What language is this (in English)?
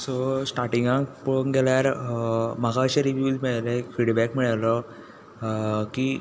Konkani